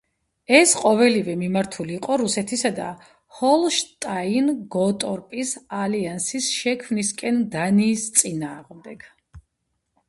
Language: Georgian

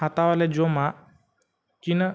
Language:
Santali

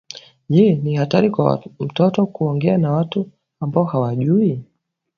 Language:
Swahili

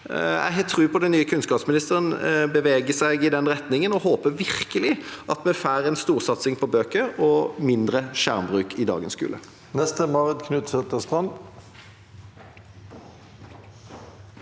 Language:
Norwegian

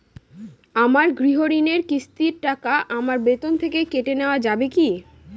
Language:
Bangla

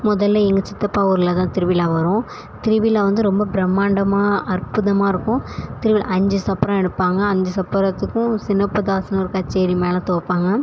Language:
Tamil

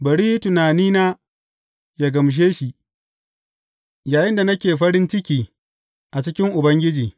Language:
Hausa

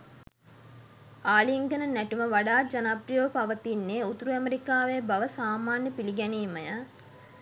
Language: Sinhala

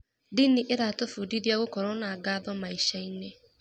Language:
Kikuyu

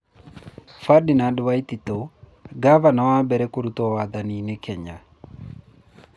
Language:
Kikuyu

